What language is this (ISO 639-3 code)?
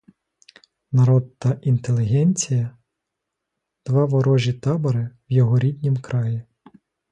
ukr